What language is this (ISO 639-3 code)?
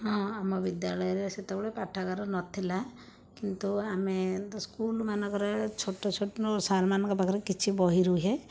ori